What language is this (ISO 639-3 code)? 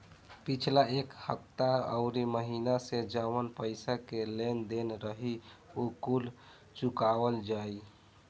bho